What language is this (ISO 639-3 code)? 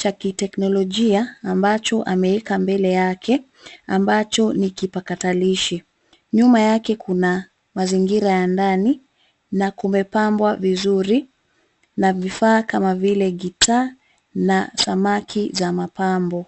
swa